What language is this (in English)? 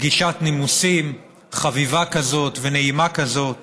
Hebrew